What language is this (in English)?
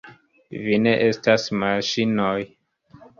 Esperanto